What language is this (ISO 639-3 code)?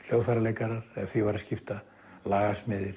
isl